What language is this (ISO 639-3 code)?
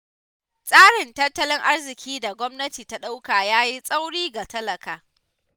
hau